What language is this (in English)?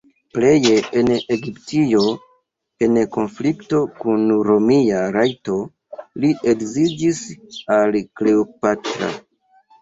Esperanto